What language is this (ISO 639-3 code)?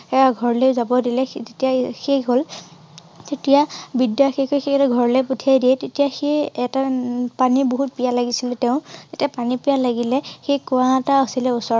asm